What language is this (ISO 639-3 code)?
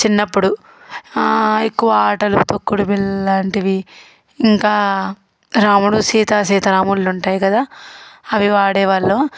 tel